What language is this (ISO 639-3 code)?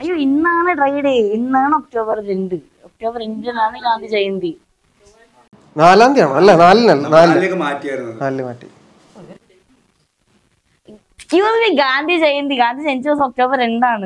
mal